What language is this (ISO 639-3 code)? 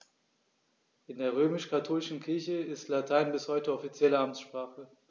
deu